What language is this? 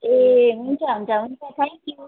Nepali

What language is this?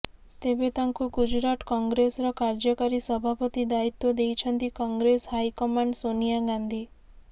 Odia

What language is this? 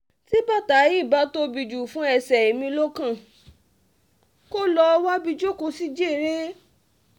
Yoruba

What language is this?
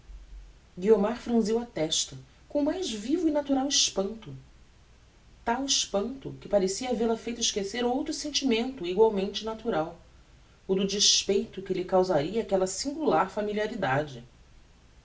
Portuguese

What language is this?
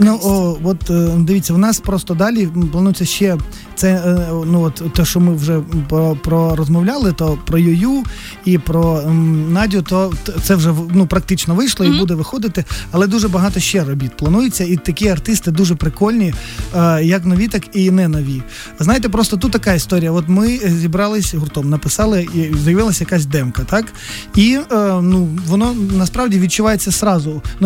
Ukrainian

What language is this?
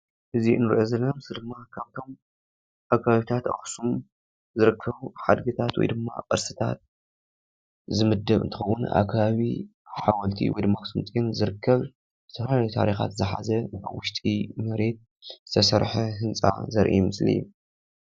Tigrinya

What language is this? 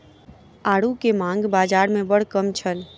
Maithili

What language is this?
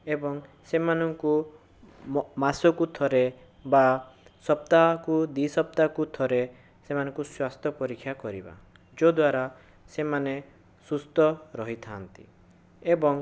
Odia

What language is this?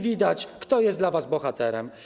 Polish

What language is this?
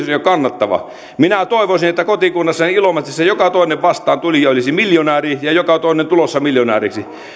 Finnish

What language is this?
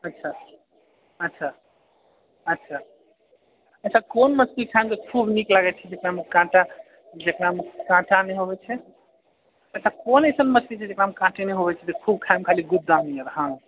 Maithili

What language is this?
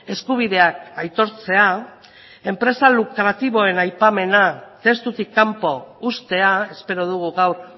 Basque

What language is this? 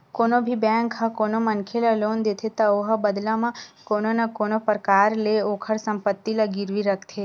Chhattisgarhi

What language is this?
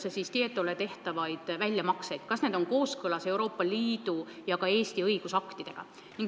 Estonian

